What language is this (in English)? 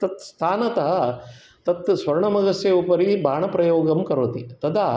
Sanskrit